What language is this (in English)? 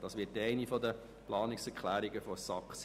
Swiss German